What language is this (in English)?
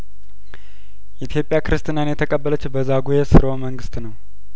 Amharic